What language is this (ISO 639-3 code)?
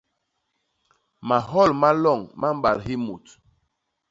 bas